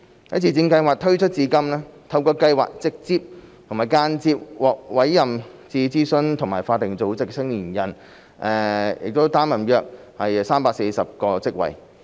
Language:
Cantonese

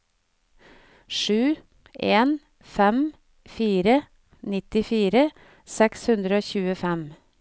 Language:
Norwegian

